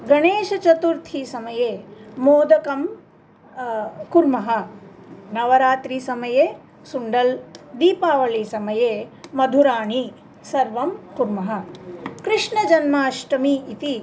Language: Sanskrit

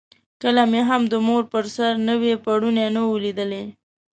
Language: Pashto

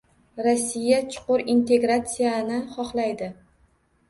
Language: Uzbek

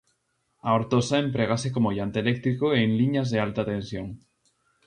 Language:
Galician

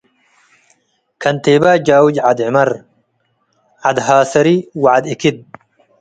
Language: Tigre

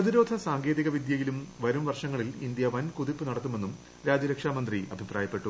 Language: Malayalam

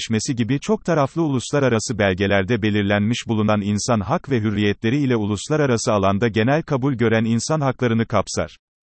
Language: Turkish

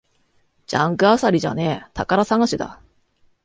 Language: Japanese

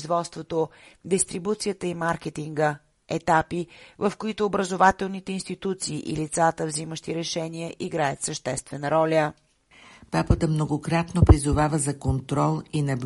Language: Bulgarian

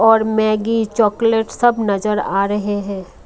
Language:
Hindi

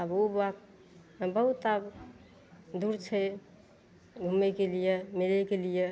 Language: Maithili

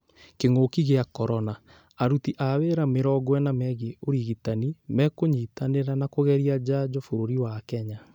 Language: Kikuyu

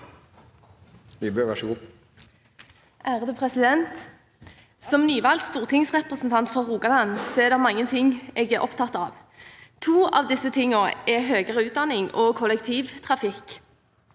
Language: Norwegian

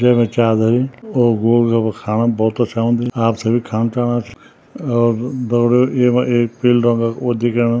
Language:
Garhwali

